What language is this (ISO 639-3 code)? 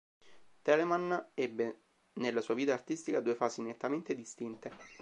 ita